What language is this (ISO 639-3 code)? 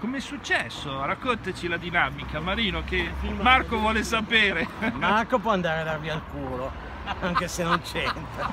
ita